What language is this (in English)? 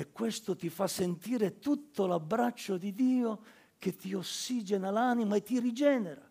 Italian